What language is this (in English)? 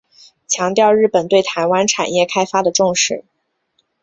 Chinese